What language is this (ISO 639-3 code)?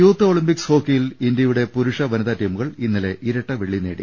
mal